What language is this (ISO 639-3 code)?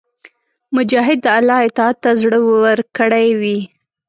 pus